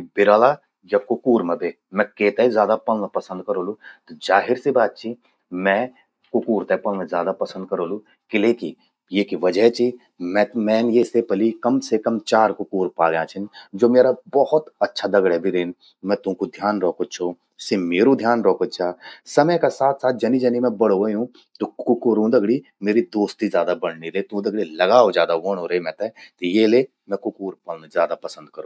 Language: Garhwali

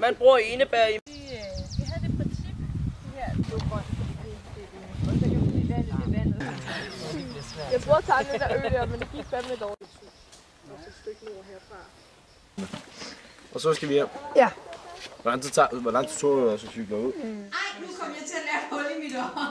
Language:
Danish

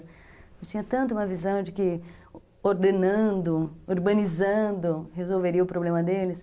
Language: Portuguese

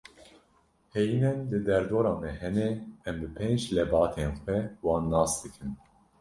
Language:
Kurdish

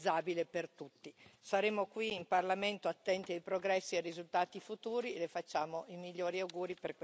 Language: Italian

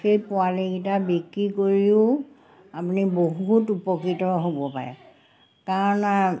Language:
Assamese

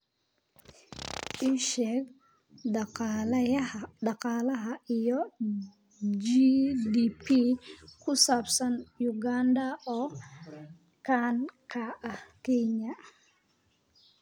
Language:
Somali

